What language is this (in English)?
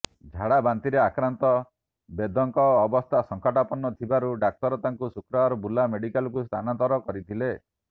Odia